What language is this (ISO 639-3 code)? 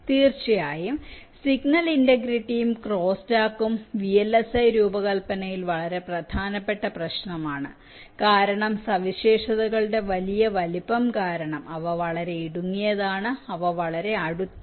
mal